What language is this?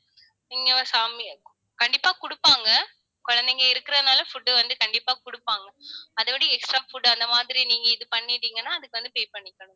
Tamil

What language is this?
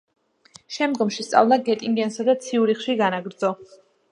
Georgian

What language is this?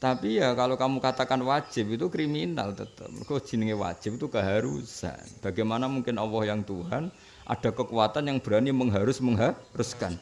Indonesian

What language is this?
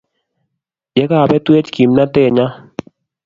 Kalenjin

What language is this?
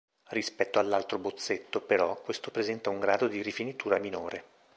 Italian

